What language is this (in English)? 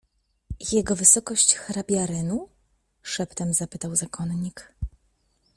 Polish